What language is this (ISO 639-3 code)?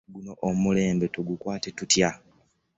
lug